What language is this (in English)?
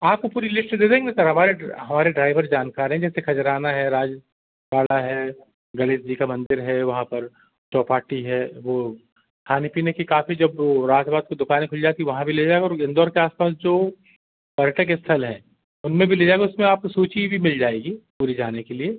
Hindi